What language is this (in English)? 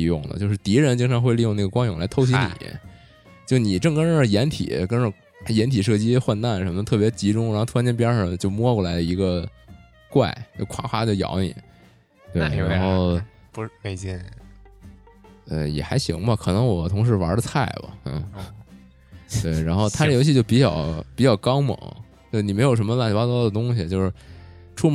Chinese